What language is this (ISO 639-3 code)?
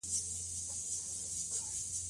pus